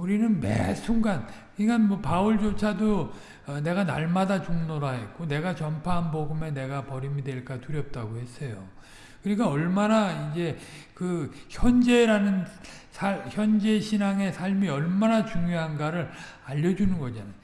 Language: Korean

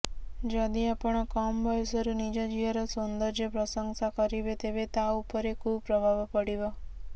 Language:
Odia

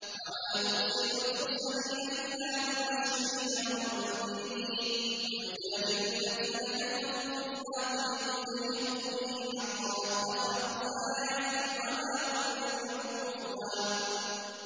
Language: Arabic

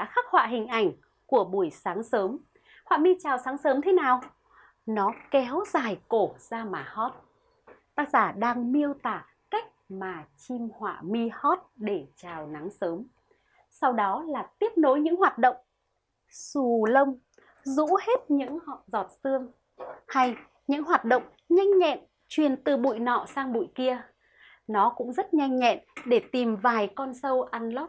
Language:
Vietnamese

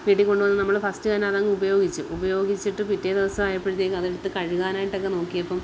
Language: Malayalam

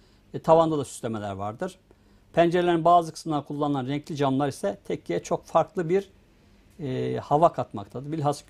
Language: Turkish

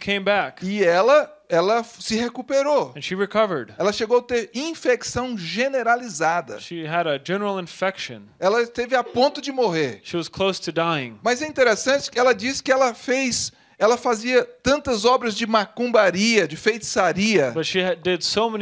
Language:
Portuguese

